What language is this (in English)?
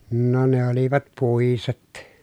Finnish